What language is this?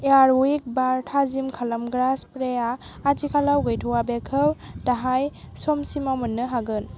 Bodo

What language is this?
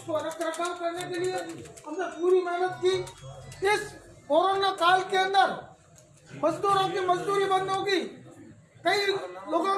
Hindi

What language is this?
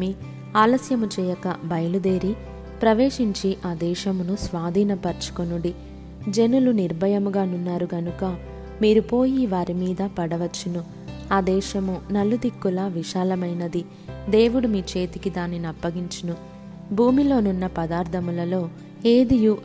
Telugu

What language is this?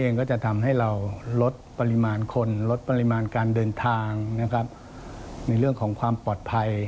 Thai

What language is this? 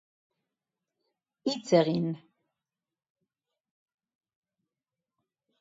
Basque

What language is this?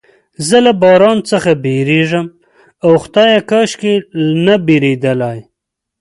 Pashto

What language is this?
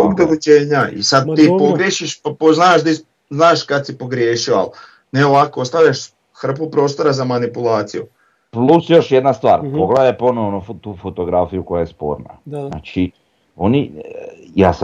Croatian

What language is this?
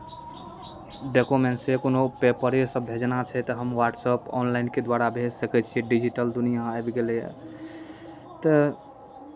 Maithili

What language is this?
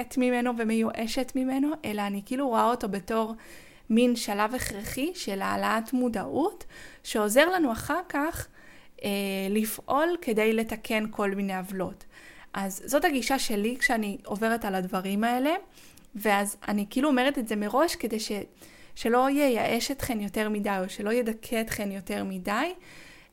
Hebrew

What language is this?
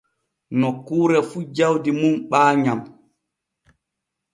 Borgu Fulfulde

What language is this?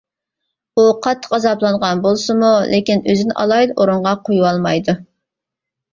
Uyghur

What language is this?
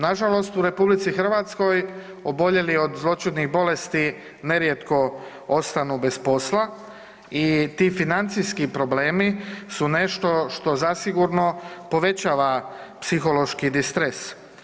Croatian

